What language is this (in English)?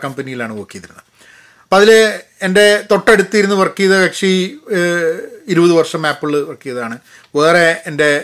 Malayalam